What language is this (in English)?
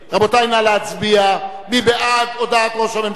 Hebrew